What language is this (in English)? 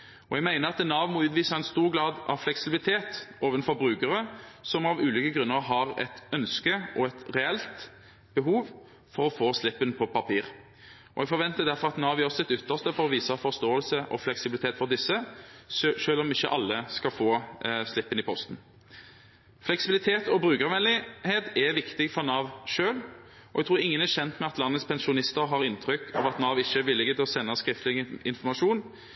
Norwegian Bokmål